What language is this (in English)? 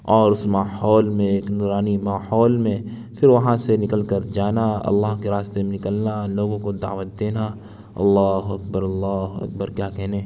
Urdu